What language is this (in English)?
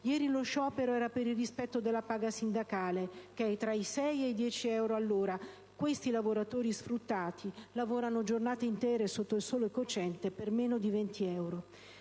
Italian